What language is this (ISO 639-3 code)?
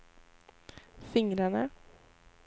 swe